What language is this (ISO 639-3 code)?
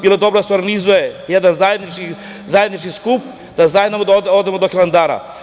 srp